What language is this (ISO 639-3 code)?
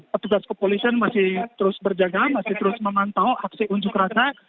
ind